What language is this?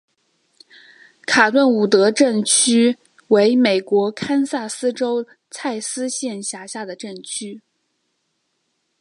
Chinese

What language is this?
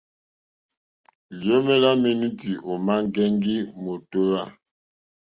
Mokpwe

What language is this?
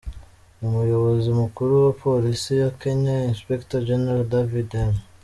Kinyarwanda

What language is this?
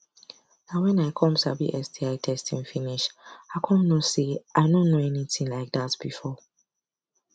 Nigerian Pidgin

